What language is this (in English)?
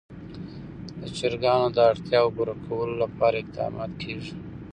Pashto